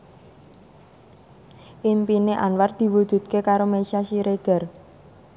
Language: Javanese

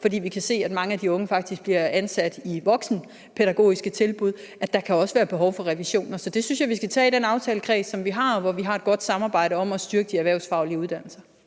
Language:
Danish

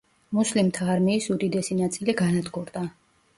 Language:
Georgian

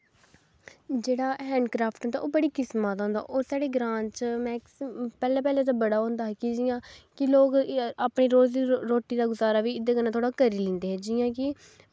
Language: Dogri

